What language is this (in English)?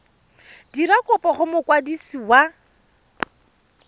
Tswana